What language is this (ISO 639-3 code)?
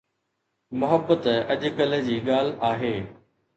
snd